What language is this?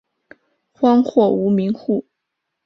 Chinese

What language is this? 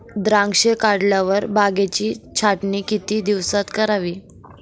Marathi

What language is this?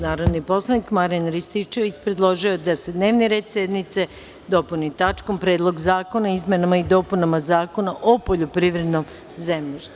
Serbian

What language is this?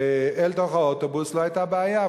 Hebrew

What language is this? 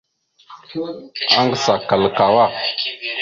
Mada (Cameroon)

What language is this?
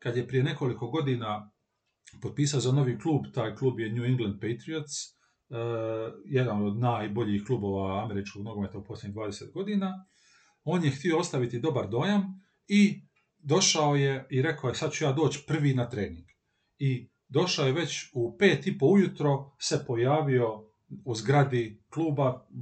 Croatian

